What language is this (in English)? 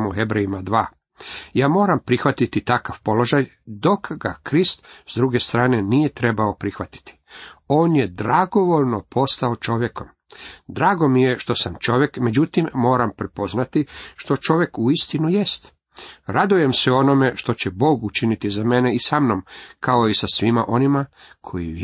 Croatian